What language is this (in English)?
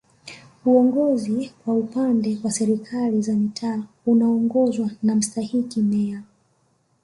Swahili